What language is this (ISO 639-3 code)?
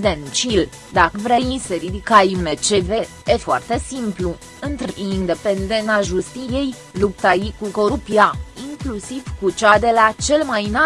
ron